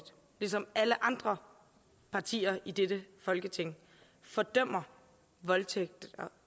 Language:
Danish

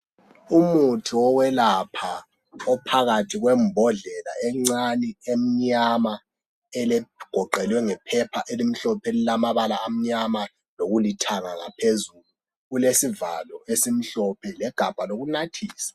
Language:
North Ndebele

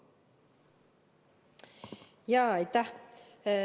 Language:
Estonian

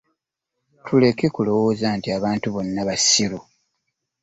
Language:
Ganda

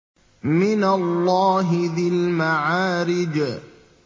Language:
Arabic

